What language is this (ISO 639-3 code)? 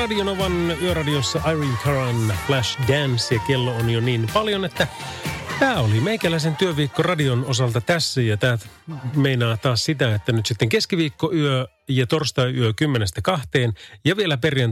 fin